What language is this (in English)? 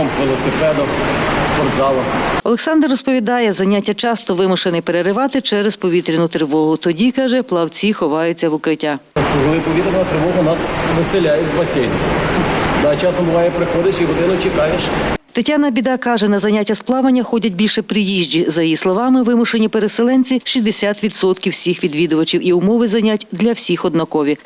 Ukrainian